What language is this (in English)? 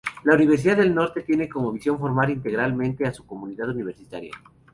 Spanish